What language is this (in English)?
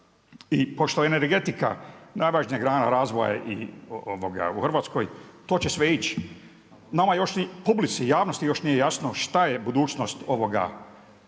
Croatian